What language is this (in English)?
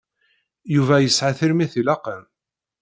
Kabyle